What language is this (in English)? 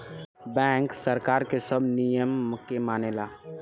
Bhojpuri